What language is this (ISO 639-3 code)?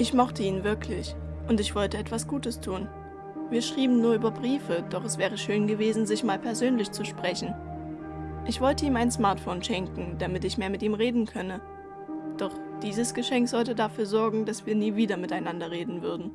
deu